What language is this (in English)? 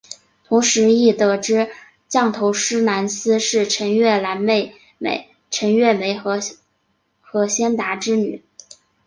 Chinese